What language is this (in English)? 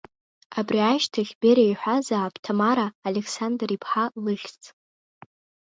Abkhazian